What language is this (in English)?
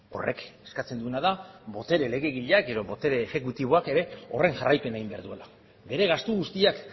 Basque